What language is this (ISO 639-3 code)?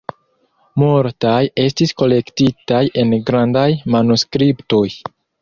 epo